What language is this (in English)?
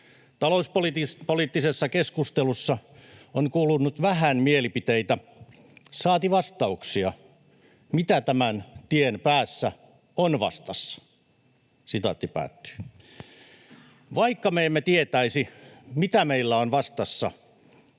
Finnish